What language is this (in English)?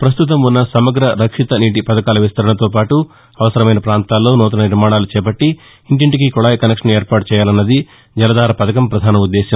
Telugu